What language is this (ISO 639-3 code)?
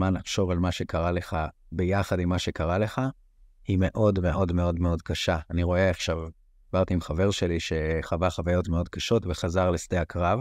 heb